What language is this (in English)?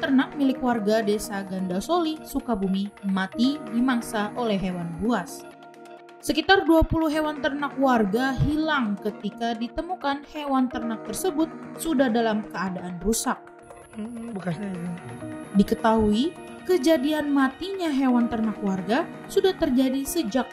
Indonesian